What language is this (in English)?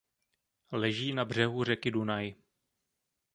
Czech